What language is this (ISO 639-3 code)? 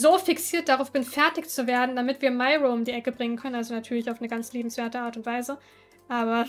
deu